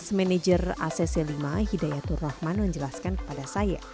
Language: Indonesian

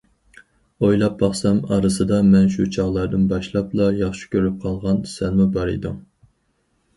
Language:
Uyghur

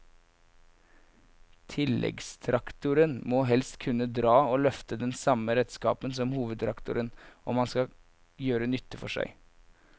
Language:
Norwegian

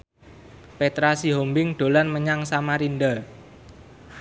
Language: Javanese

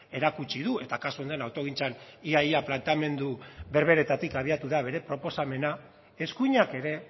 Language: Basque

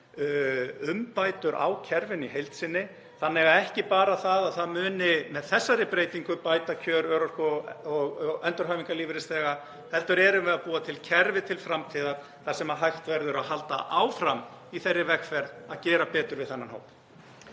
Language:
Icelandic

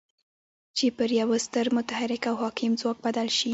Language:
Pashto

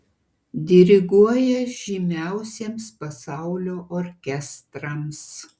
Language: Lithuanian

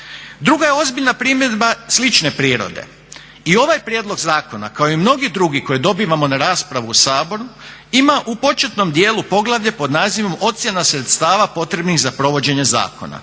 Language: Croatian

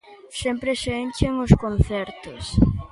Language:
Galician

